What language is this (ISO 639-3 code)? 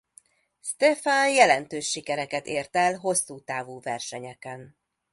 hun